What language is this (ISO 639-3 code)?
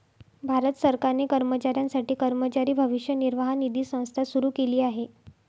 mar